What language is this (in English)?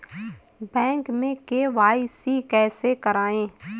Hindi